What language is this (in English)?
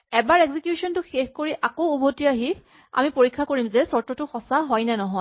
Assamese